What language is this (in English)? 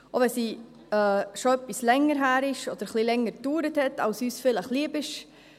Swiss German